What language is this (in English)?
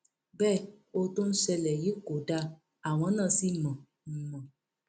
Yoruba